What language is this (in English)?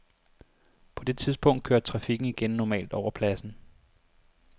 Danish